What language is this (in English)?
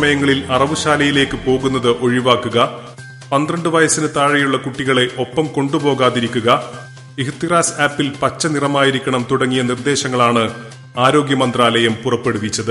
Malayalam